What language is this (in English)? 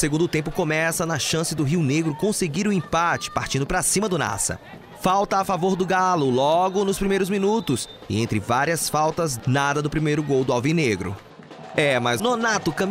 Portuguese